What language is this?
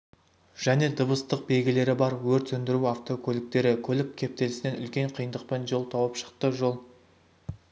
Kazakh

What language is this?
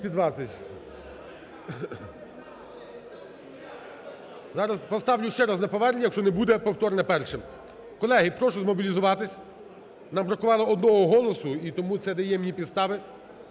Ukrainian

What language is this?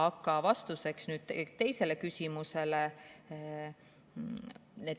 Estonian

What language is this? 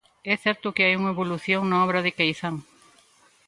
Galician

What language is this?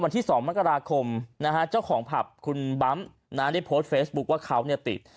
Thai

